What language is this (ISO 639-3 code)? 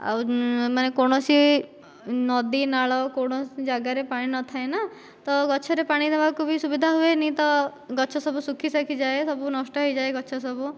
ori